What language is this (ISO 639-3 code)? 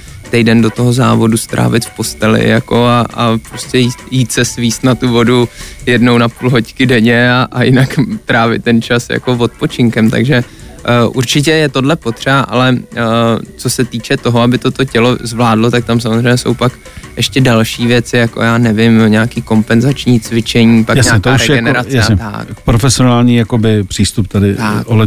ces